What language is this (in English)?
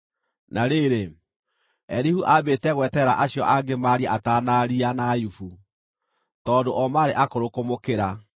Kikuyu